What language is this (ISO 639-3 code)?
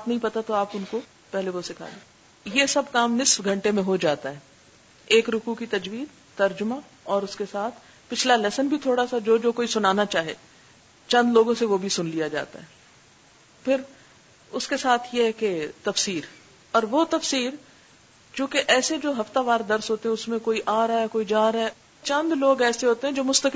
urd